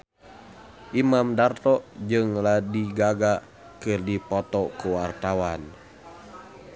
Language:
Sundanese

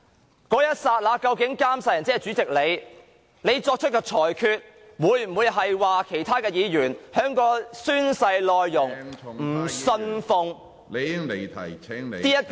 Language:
Cantonese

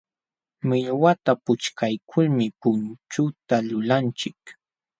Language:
Jauja Wanca Quechua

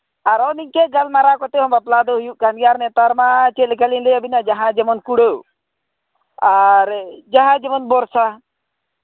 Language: Santali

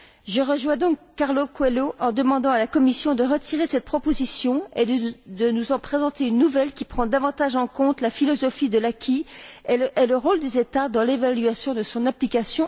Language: French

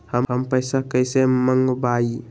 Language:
Magahi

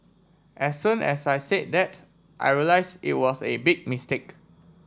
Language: English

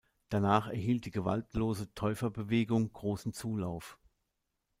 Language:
German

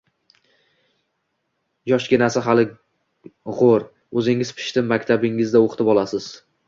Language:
Uzbek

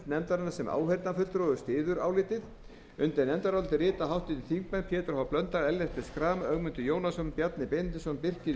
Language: Icelandic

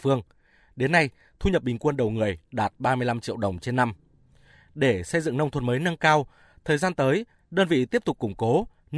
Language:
Vietnamese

